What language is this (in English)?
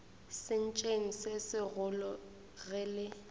Northern Sotho